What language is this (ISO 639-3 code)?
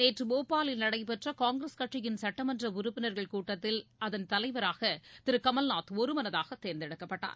tam